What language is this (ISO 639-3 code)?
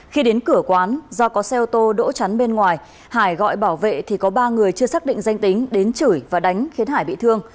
vie